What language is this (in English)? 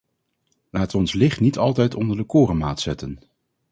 Dutch